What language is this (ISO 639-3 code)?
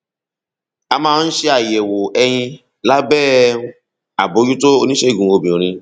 yor